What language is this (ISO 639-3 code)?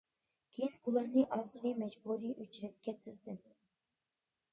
uig